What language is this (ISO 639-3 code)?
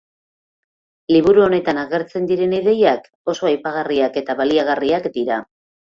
eus